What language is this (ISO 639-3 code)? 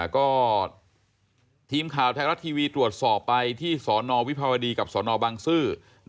tha